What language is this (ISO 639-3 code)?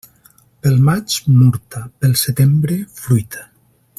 cat